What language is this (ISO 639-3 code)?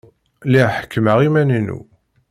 kab